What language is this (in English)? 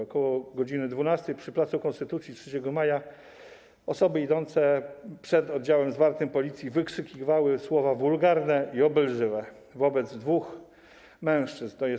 Polish